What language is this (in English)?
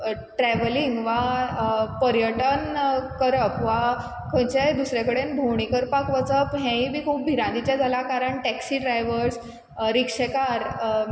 Konkani